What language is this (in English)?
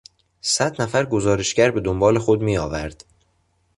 Persian